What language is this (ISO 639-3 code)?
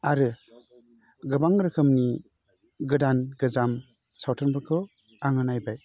brx